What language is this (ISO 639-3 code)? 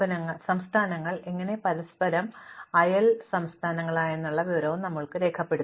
mal